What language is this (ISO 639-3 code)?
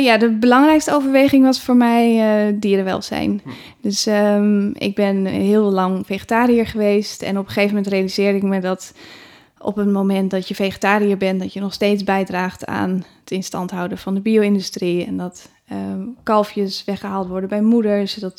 nld